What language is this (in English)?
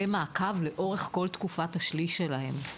Hebrew